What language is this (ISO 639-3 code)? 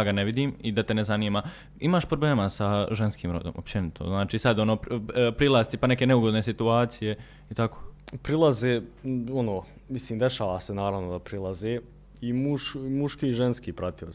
hrv